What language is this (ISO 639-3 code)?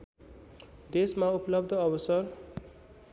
nep